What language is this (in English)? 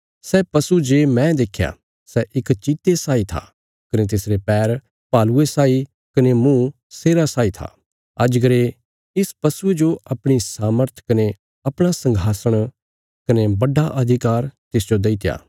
Bilaspuri